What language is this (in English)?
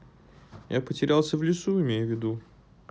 Russian